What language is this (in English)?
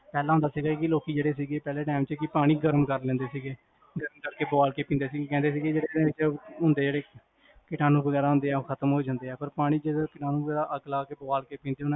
Punjabi